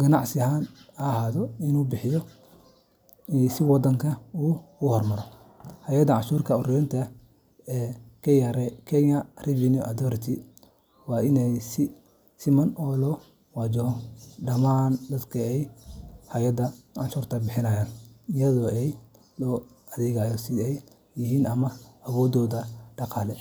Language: Somali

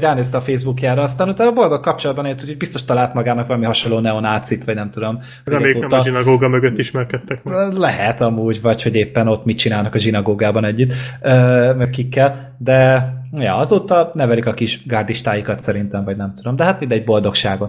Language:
Hungarian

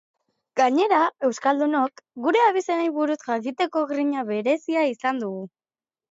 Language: Basque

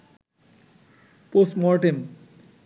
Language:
Bangla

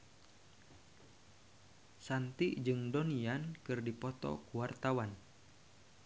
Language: Sundanese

